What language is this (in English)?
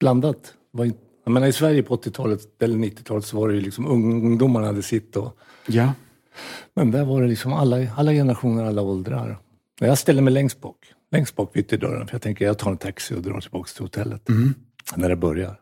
Swedish